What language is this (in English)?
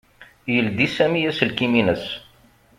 Kabyle